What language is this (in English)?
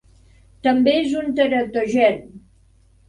Catalan